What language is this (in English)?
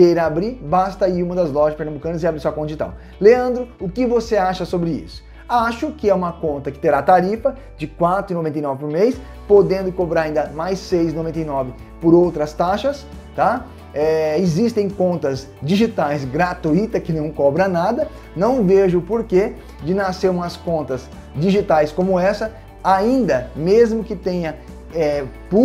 Portuguese